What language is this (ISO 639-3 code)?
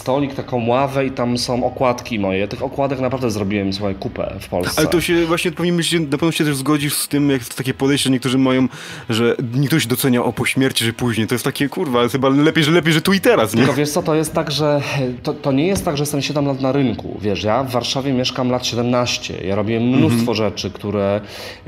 pol